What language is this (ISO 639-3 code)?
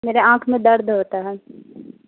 urd